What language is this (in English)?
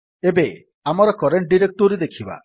Odia